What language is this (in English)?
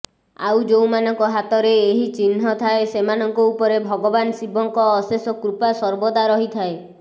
Odia